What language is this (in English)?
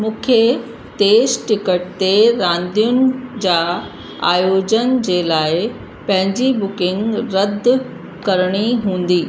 Sindhi